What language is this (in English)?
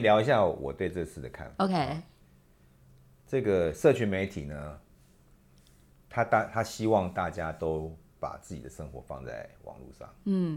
Chinese